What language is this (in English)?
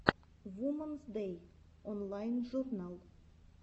Russian